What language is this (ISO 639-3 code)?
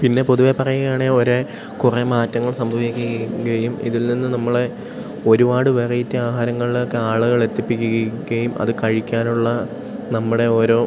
mal